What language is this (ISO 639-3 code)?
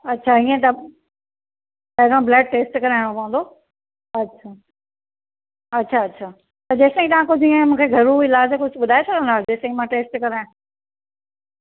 snd